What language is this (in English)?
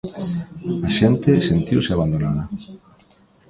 Galician